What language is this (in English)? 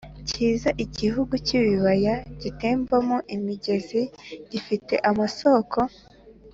Kinyarwanda